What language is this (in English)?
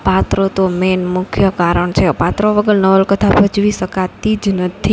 Gujarati